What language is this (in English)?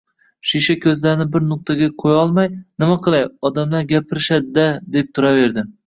Uzbek